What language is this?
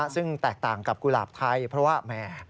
Thai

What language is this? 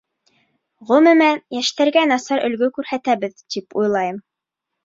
Bashkir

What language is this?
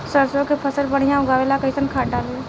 Bhojpuri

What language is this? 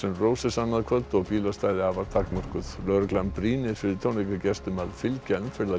Icelandic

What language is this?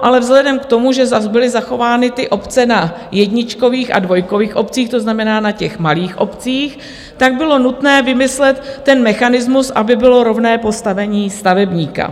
Czech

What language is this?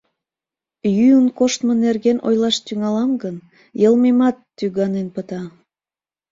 Mari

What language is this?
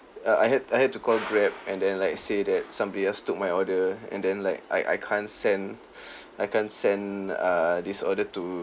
English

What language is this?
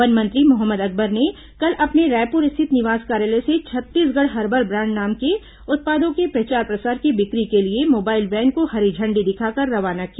Hindi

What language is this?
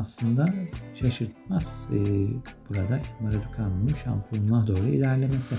Turkish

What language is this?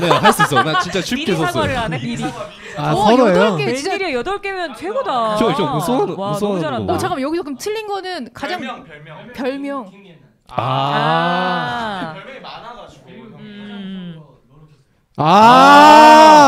Korean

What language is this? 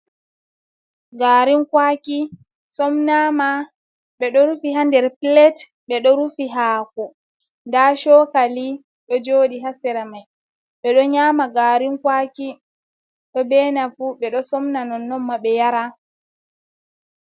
Fula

